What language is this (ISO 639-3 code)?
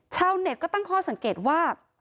tha